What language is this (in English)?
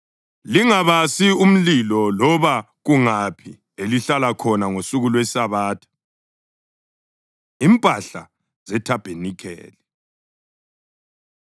North Ndebele